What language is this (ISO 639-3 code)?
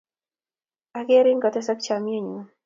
kln